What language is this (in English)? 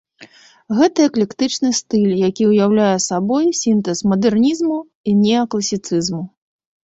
Belarusian